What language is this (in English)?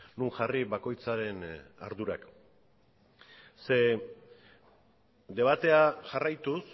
Basque